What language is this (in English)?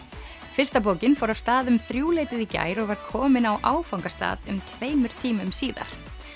Icelandic